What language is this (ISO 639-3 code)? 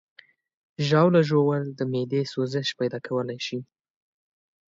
pus